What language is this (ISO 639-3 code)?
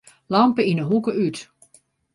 fry